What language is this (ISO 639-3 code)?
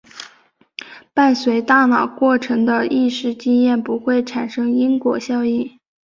zho